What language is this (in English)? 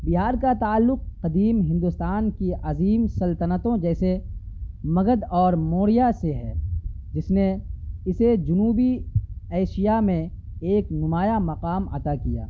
Urdu